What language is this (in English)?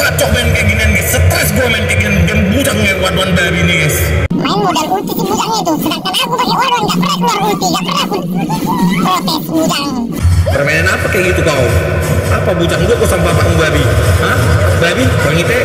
Indonesian